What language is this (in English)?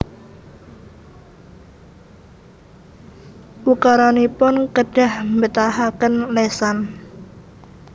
Javanese